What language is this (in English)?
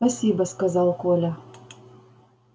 Russian